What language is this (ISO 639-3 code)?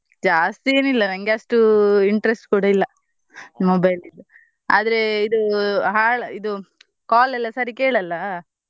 kan